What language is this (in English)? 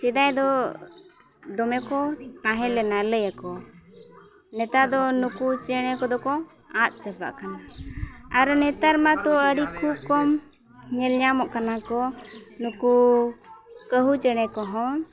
Santali